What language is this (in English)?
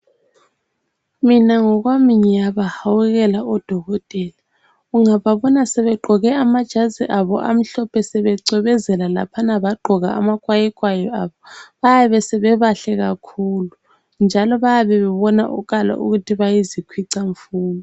North Ndebele